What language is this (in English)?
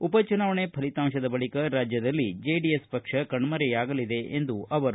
Kannada